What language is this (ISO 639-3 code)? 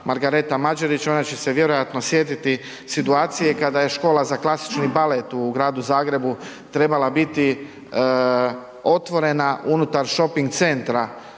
hrv